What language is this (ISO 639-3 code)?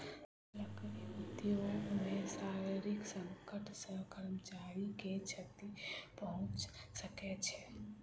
mai